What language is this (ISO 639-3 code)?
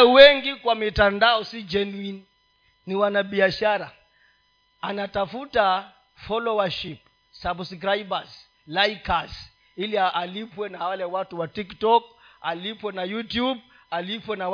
swa